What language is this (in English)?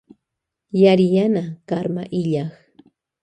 Loja Highland Quichua